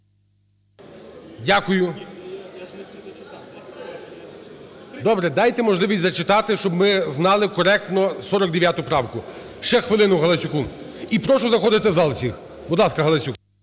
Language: Ukrainian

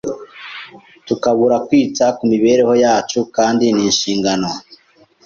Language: Kinyarwanda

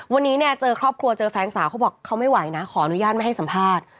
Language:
Thai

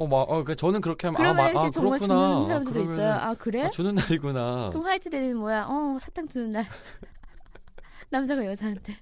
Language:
Korean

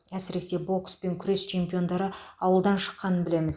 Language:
Kazakh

